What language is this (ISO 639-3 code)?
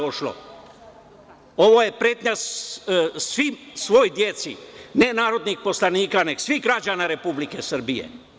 srp